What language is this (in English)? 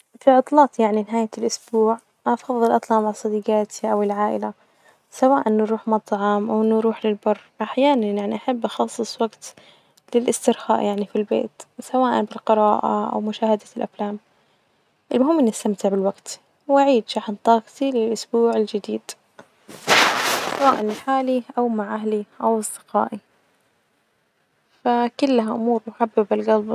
Najdi Arabic